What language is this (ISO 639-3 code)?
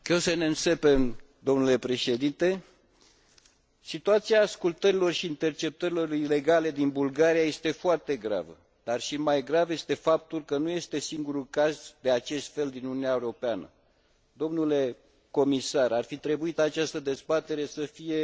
ron